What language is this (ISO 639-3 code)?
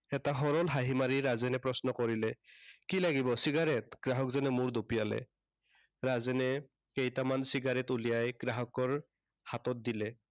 asm